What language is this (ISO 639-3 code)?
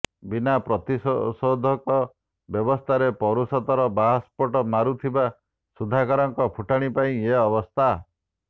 ori